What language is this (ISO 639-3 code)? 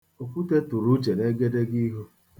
ibo